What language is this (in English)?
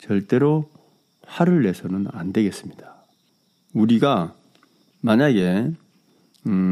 Korean